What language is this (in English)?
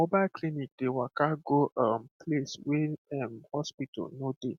Nigerian Pidgin